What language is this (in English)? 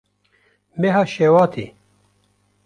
Kurdish